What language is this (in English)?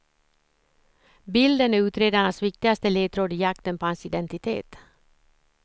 Swedish